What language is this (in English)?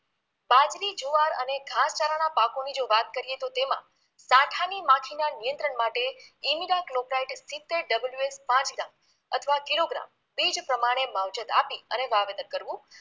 Gujarati